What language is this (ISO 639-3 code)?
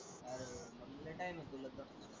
mar